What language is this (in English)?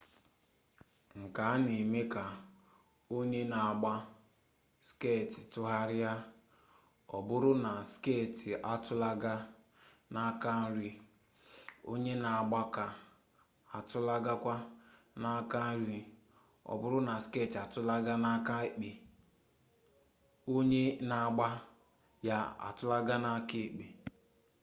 Igbo